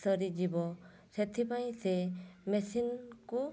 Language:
Odia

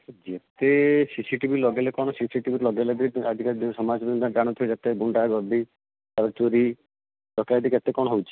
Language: Odia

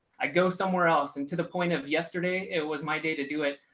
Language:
English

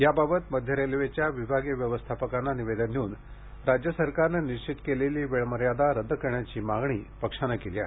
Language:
Marathi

